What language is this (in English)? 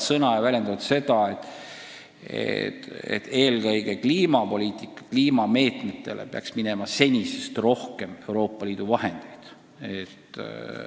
Estonian